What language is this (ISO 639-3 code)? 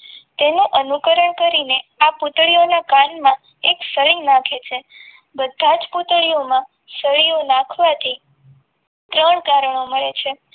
guj